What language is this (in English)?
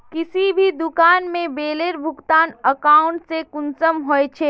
Magahi